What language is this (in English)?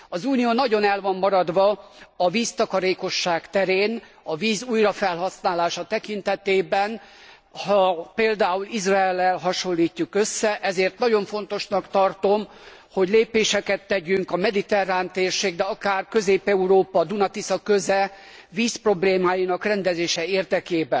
Hungarian